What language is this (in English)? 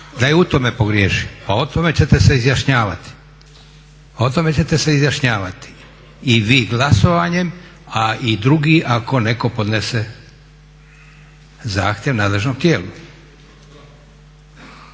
Croatian